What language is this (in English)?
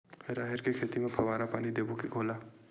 Chhattisgarhi